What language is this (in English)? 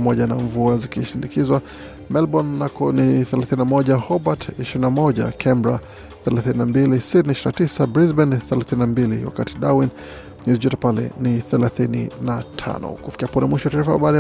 Swahili